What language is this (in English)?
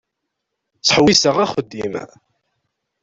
Kabyle